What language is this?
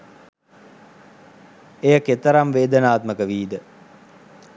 Sinhala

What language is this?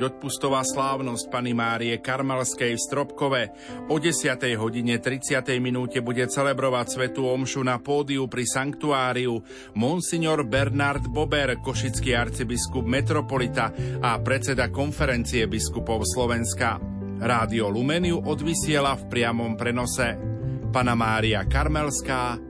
Slovak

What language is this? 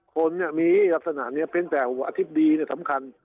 Thai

